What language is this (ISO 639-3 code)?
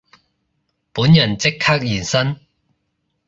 yue